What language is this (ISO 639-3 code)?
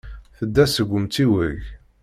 kab